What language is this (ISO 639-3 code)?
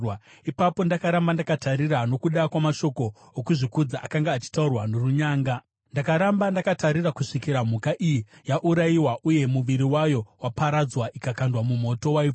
sna